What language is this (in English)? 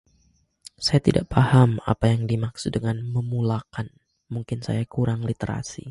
Malay